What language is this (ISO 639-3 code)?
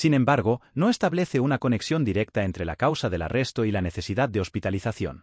spa